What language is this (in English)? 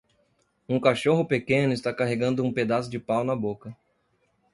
Portuguese